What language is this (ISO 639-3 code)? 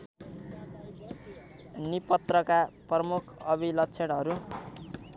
nep